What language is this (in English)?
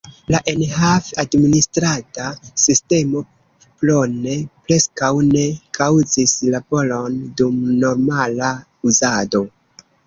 Esperanto